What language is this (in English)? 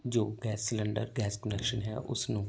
Punjabi